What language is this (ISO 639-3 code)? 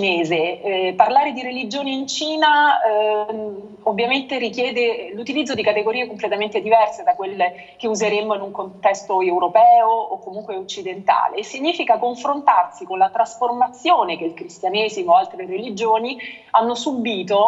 ita